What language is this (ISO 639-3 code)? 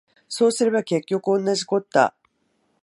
jpn